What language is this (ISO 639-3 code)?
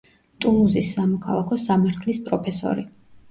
kat